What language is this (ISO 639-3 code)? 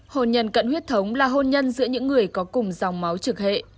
vie